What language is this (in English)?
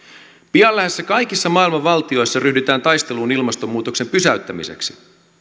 Finnish